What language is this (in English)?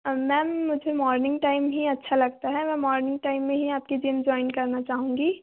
Hindi